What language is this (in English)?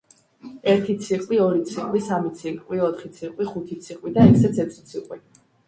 Georgian